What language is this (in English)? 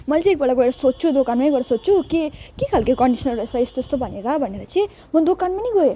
Nepali